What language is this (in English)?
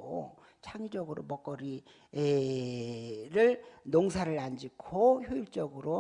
Korean